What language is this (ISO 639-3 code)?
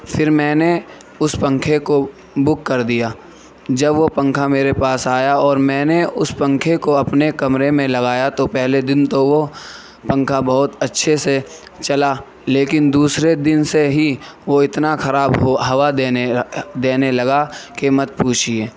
urd